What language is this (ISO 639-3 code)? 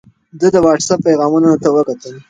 pus